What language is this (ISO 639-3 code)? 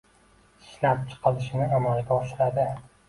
uzb